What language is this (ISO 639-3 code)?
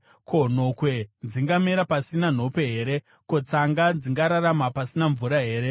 sna